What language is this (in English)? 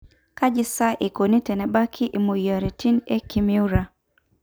Masai